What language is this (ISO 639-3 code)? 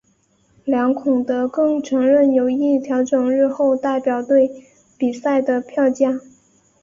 zho